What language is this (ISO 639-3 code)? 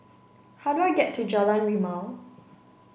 eng